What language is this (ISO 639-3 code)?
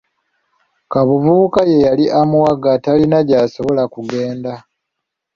lug